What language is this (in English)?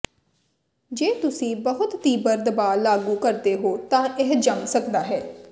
Punjabi